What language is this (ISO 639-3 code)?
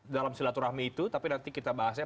ind